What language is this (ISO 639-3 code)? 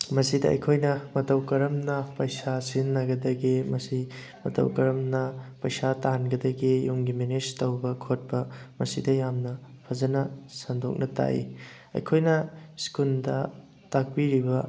mni